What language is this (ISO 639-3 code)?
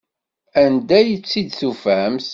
kab